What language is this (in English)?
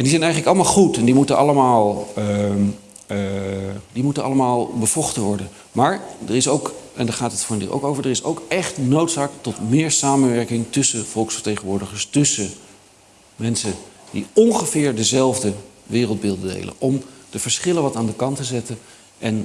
Dutch